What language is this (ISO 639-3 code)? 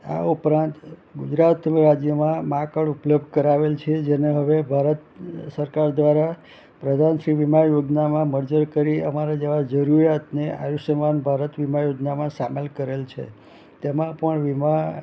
guj